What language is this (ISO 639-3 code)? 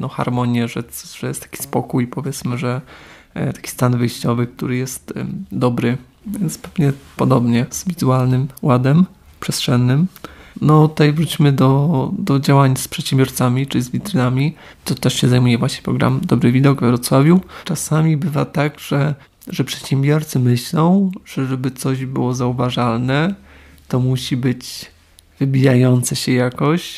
pol